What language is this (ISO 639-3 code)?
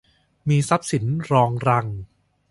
tha